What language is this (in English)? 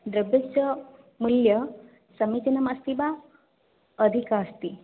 Sanskrit